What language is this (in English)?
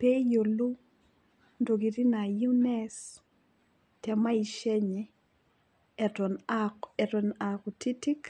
Masai